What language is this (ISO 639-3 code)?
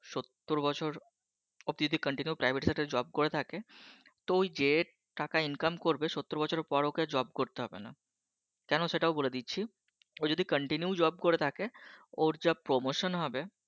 ben